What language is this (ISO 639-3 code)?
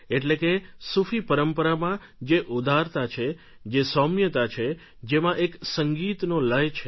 guj